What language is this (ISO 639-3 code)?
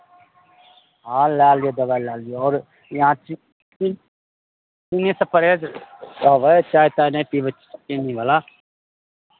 mai